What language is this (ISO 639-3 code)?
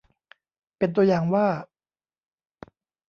tha